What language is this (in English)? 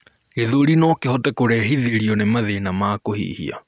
Kikuyu